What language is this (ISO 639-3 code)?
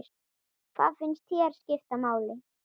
isl